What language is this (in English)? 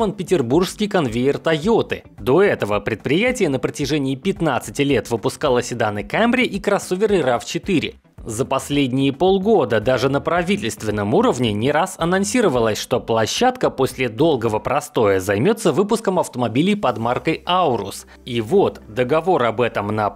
Russian